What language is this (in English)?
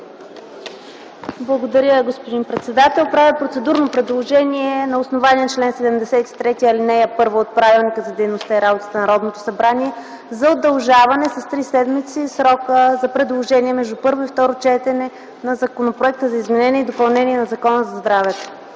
Bulgarian